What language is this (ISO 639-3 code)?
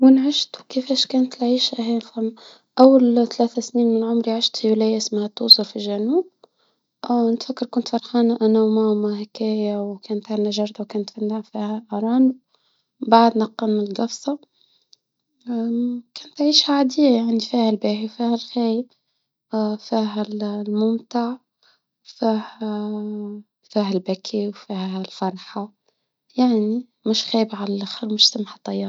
aeb